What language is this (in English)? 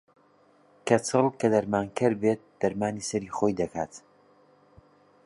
Central Kurdish